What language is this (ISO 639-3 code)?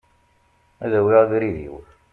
kab